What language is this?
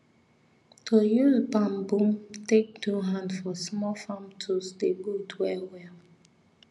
Nigerian Pidgin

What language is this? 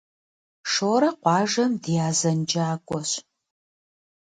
Kabardian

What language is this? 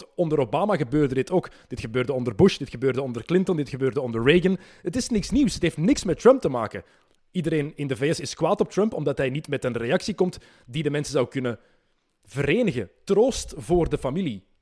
Dutch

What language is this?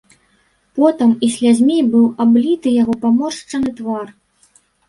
Belarusian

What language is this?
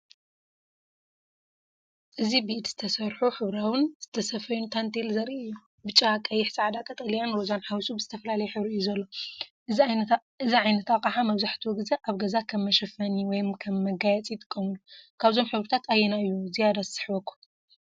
Tigrinya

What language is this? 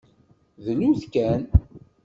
Kabyle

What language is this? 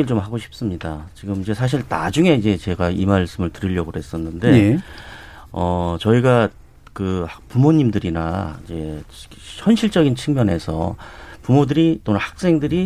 Korean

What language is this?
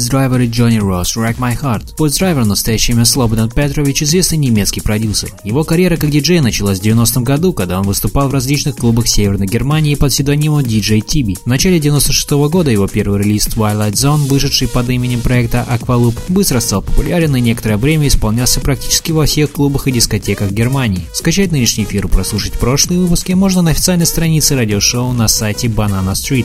Russian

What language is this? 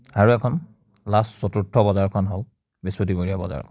Assamese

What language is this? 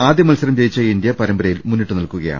Malayalam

